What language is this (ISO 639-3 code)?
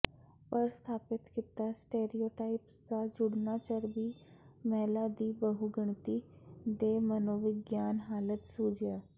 pan